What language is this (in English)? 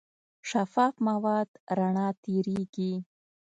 Pashto